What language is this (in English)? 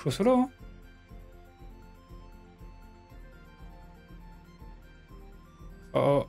French